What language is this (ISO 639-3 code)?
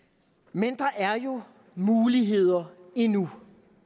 dan